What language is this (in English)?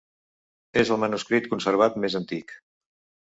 Catalan